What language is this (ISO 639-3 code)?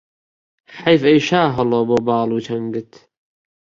ckb